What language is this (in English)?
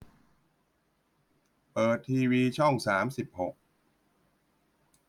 Thai